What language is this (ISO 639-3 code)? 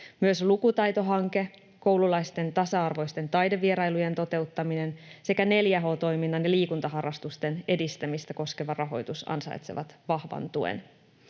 fin